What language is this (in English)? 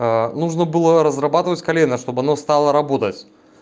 Russian